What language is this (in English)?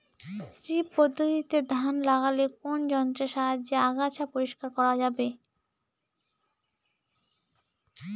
Bangla